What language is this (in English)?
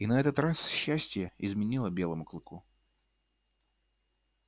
Russian